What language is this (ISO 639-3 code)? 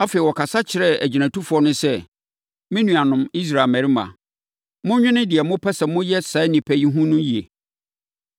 aka